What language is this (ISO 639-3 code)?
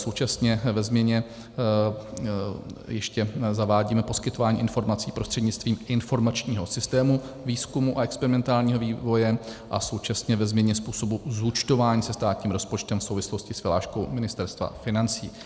ces